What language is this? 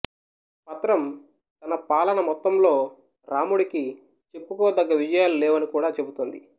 Telugu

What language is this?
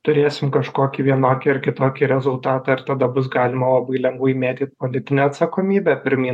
Lithuanian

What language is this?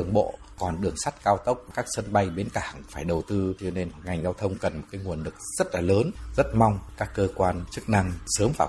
Vietnamese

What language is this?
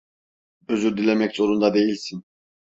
Turkish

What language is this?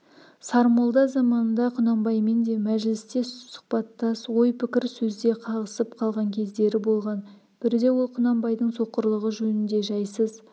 Kazakh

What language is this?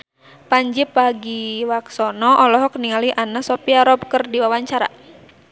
Sundanese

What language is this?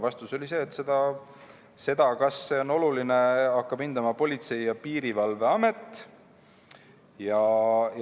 Estonian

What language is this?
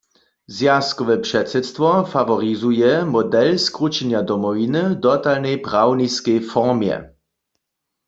Upper Sorbian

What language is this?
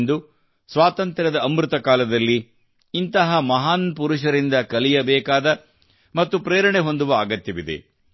Kannada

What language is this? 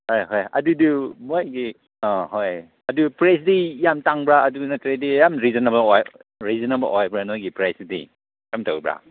Manipuri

